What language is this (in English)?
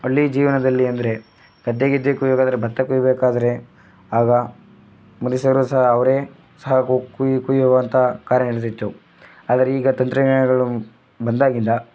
Kannada